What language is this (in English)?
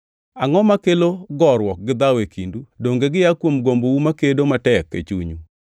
Luo (Kenya and Tanzania)